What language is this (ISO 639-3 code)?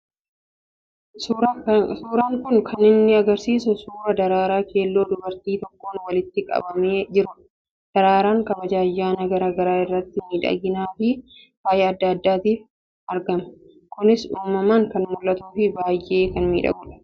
orm